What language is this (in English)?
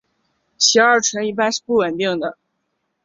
Chinese